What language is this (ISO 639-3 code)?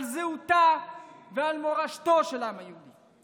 heb